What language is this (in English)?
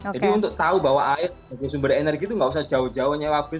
Indonesian